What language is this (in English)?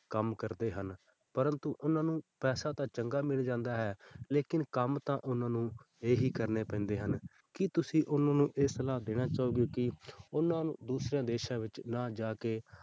Punjabi